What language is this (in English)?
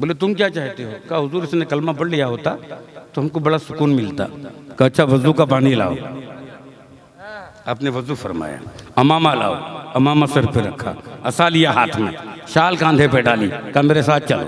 Hindi